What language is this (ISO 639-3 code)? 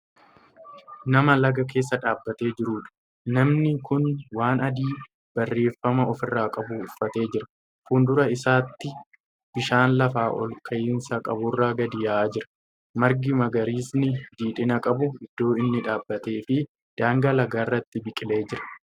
orm